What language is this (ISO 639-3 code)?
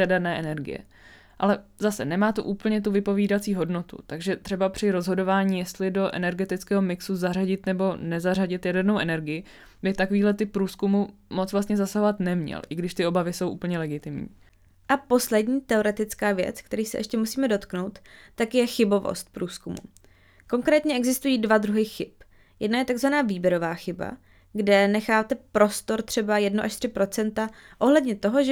ces